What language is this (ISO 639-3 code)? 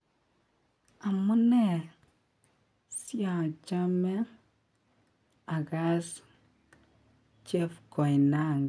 kln